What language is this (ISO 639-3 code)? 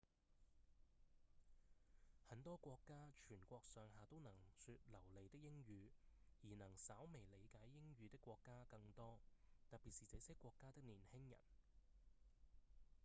yue